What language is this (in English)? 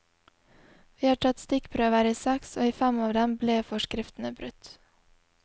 Norwegian